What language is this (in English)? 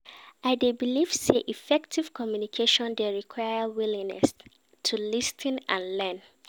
Nigerian Pidgin